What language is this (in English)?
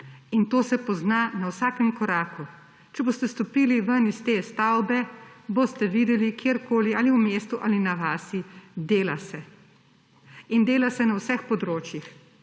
Slovenian